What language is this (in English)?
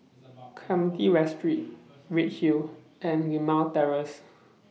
English